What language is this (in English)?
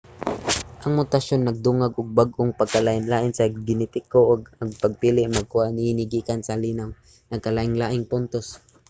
Cebuano